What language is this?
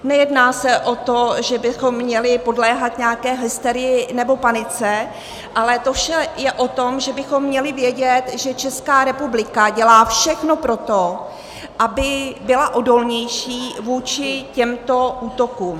Czech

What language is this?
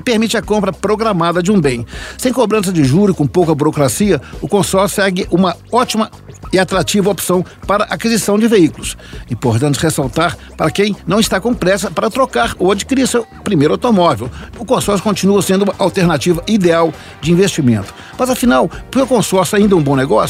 Portuguese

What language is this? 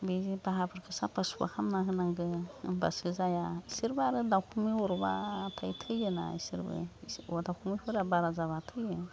Bodo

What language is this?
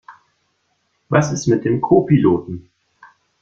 German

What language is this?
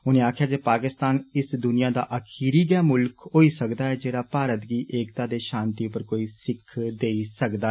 Dogri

